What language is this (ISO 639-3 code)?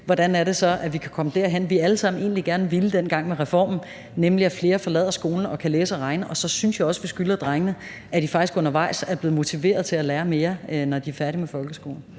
dan